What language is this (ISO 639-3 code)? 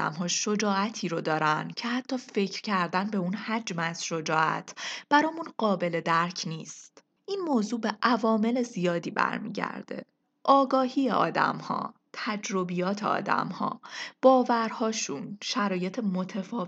fas